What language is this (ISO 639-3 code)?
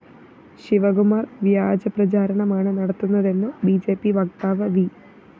mal